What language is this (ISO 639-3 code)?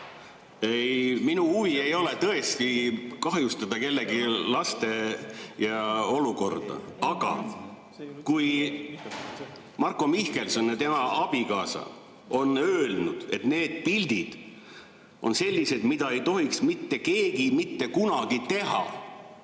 est